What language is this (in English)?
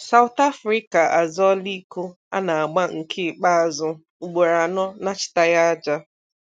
Igbo